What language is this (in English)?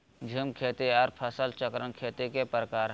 Magahi